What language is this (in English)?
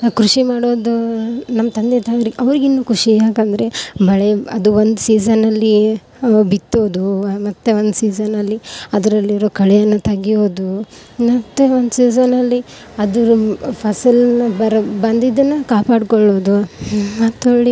Kannada